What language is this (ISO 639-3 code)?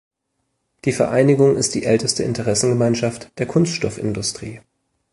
deu